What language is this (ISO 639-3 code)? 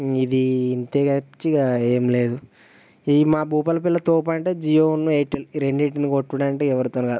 tel